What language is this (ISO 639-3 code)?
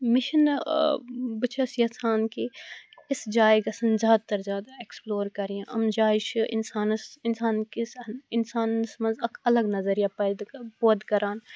kas